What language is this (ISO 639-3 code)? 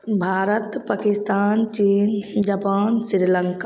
mai